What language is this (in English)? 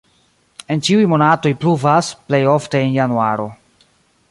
Esperanto